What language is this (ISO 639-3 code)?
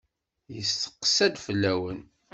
kab